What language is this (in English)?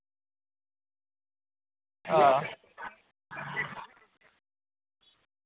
Dogri